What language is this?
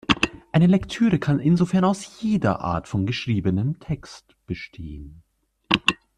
German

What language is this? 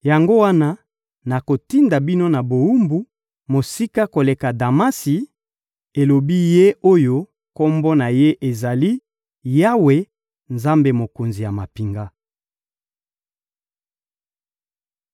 Lingala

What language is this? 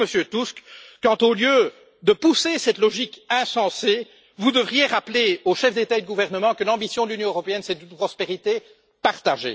French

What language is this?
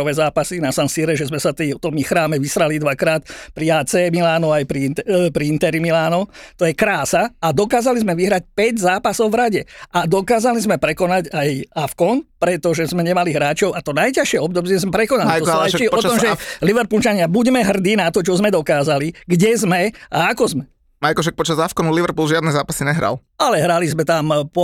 Slovak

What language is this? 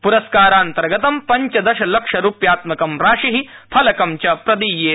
Sanskrit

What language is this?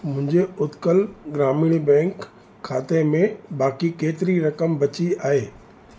Sindhi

